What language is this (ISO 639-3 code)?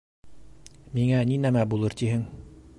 bak